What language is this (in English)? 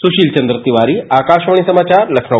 Hindi